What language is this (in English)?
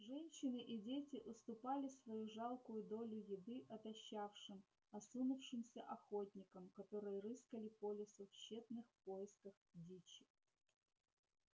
Russian